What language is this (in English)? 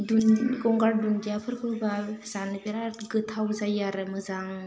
Bodo